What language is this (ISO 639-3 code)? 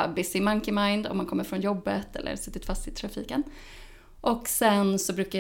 swe